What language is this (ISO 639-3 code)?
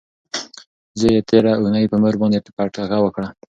pus